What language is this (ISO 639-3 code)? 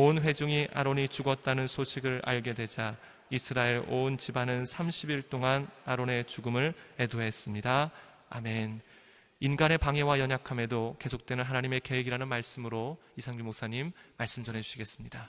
kor